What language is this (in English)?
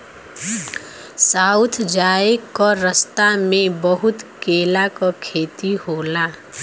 Bhojpuri